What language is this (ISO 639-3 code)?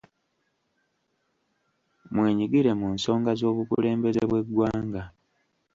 lug